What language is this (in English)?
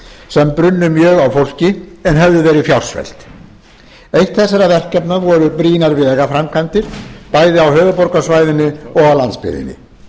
Icelandic